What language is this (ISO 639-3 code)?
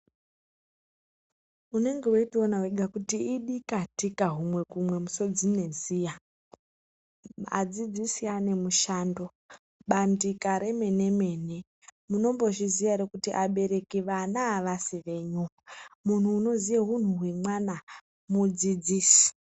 ndc